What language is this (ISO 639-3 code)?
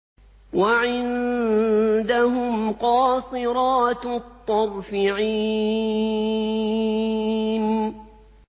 ara